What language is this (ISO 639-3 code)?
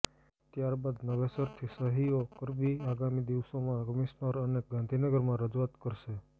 guj